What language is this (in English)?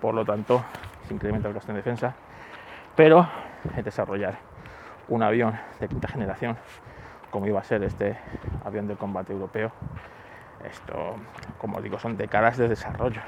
Spanish